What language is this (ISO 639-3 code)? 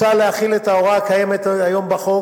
heb